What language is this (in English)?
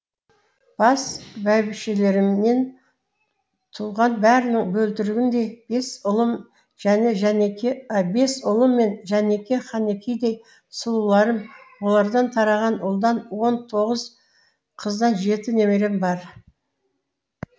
Kazakh